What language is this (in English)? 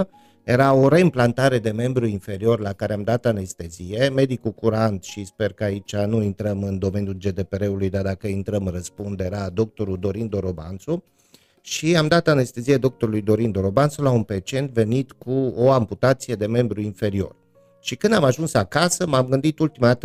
Romanian